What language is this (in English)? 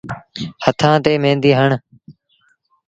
Sindhi Bhil